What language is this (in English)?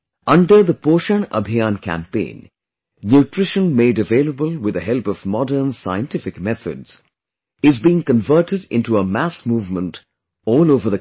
English